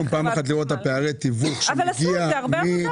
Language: Hebrew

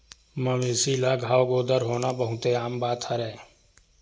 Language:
Chhattisgarhi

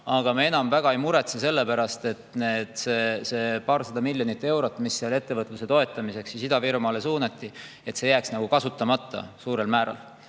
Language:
Estonian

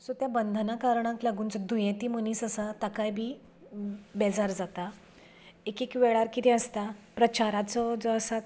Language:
Konkani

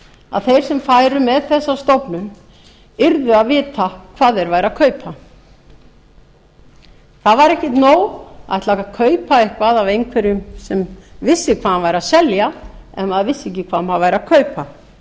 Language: Icelandic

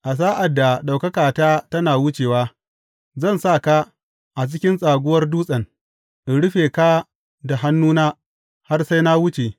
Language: Hausa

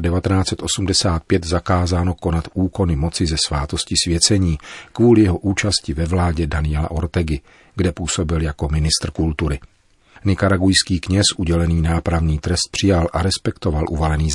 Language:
Czech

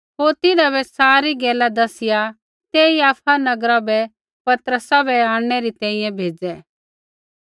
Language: Kullu Pahari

